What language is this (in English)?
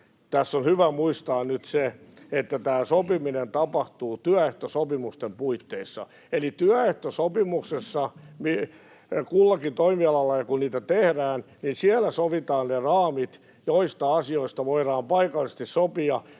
Finnish